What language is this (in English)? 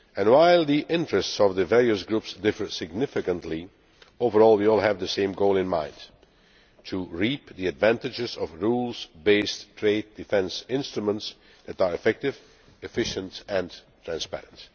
English